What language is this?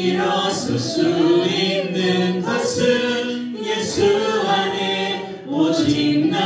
Korean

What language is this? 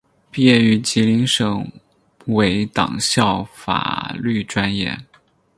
Chinese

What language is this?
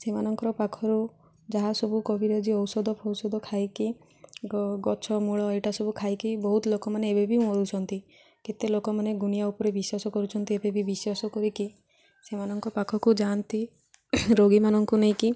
Odia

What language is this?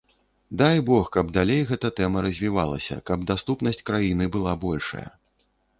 Belarusian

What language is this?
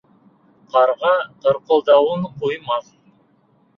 Bashkir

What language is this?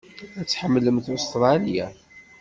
Kabyle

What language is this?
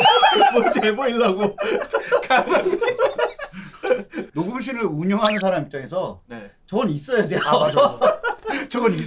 Korean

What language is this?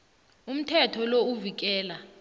South Ndebele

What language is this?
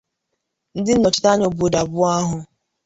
Igbo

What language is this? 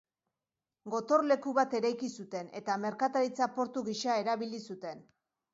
Basque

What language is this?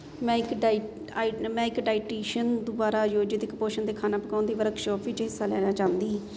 Punjabi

